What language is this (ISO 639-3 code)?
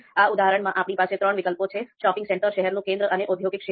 guj